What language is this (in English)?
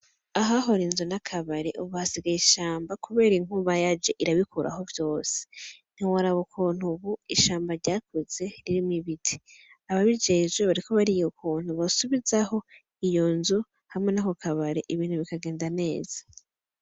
Rundi